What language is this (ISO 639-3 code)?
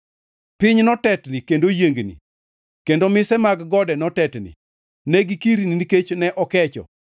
luo